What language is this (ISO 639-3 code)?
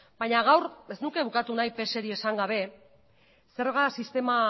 eus